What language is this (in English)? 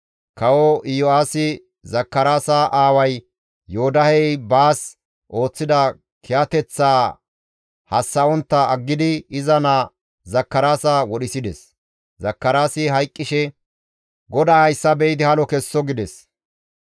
Gamo